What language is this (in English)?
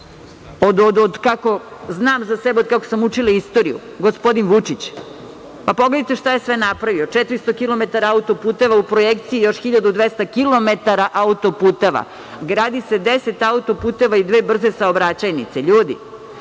Serbian